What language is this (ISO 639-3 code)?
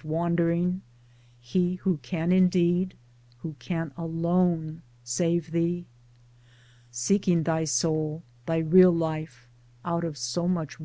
eng